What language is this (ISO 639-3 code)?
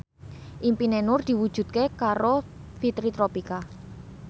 jav